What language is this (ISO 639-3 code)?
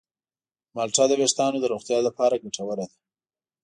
pus